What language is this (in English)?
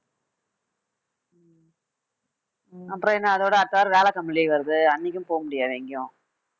Tamil